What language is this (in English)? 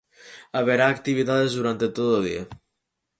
Galician